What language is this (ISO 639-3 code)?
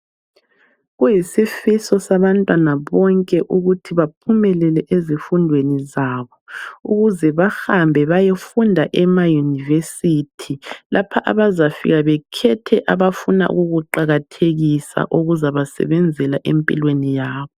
nde